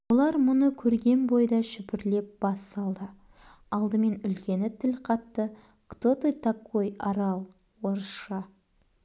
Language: Kazakh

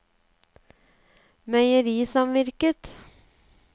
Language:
Norwegian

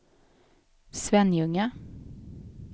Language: Swedish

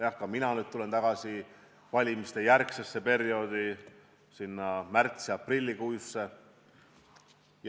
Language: Estonian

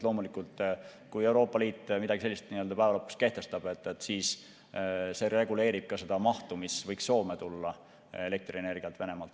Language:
Estonian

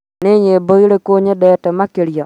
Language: Kikuyu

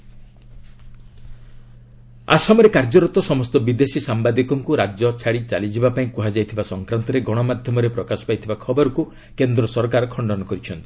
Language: Odia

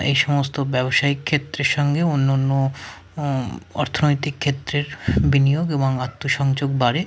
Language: Bangla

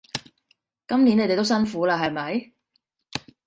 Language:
Cantonese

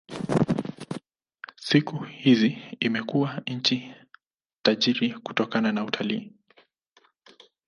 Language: Swahili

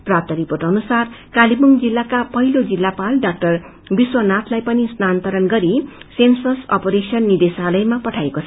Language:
Nepali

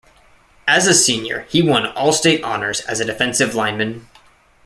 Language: English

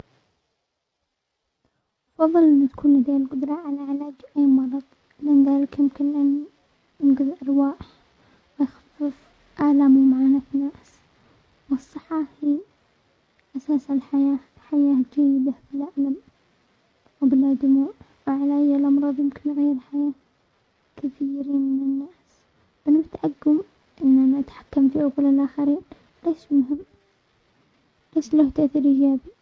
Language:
Omani Arabic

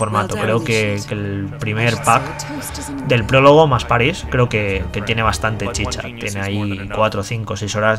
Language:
Spanish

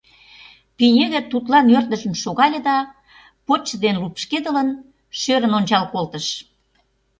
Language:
Mari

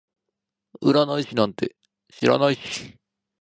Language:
Japanese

